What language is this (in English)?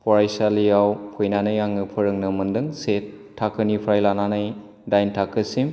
Bodo